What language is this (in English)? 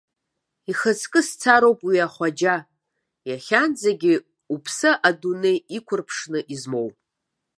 Abkhazian